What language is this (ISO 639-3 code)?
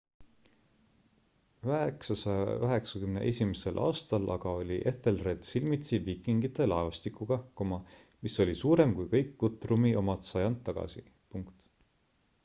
est